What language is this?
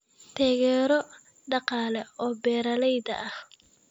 Somali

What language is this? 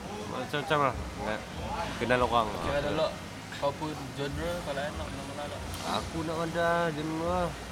Malay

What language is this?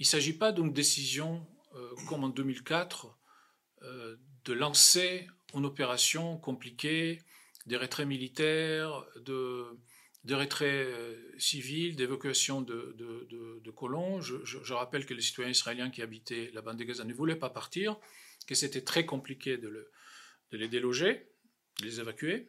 French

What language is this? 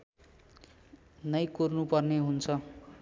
Nepali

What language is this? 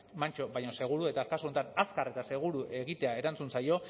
Basque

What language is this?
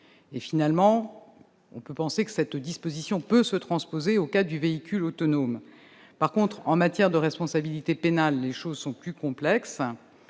French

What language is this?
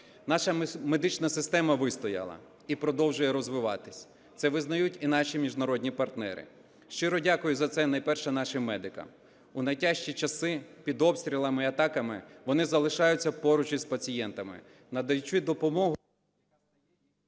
Ukrainian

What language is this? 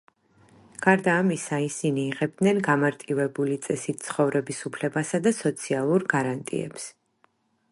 Georgian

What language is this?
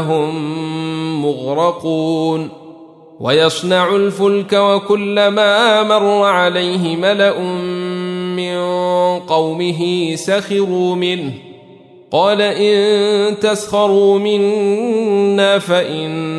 Arabic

